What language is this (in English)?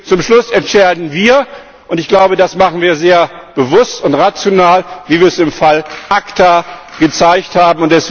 German